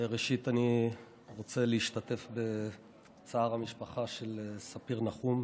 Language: Hebrew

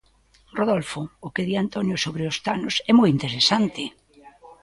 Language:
Galician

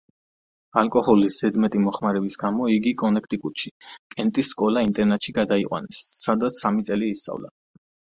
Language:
Georgian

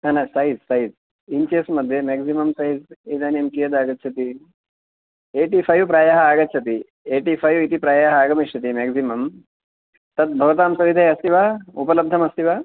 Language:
Sanskrit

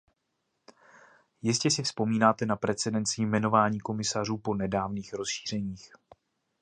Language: Czech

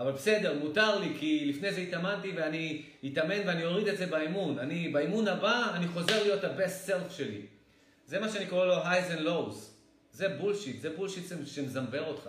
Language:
Hebrew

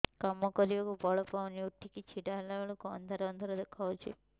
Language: Odia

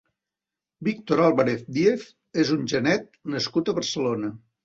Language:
Catalan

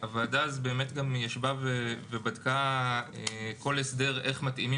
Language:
Hebrew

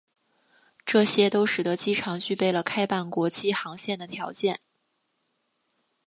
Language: Chinese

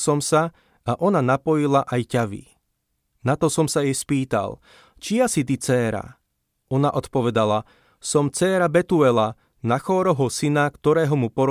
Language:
Slovak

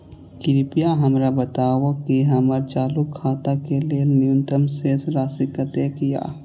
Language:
Maithili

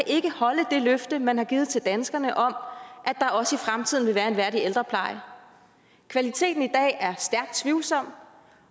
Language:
Danish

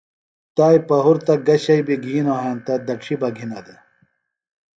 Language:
Phalura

